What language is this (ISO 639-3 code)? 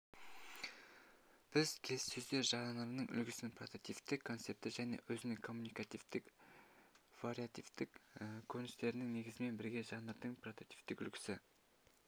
kaz